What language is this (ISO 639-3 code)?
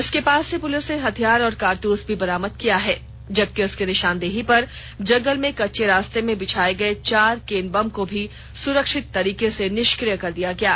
hin